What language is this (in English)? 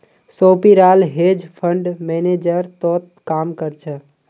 Magahi